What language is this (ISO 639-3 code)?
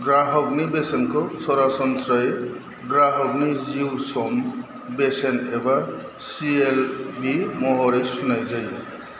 brx